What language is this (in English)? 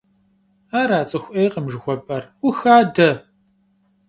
Kabardian